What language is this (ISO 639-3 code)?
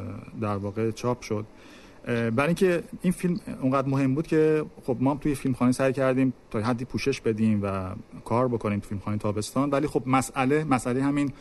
fas